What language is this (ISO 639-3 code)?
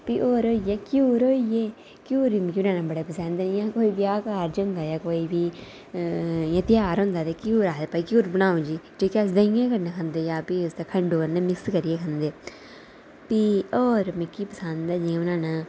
doi